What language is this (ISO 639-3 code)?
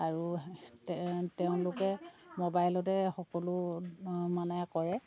asm